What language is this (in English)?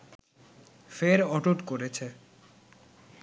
Bangla